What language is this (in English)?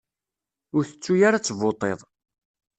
Kabyle